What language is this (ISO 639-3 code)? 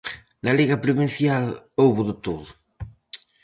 glg